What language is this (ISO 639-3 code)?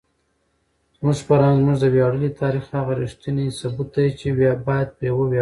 pus